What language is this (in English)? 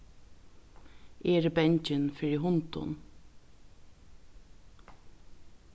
Faroese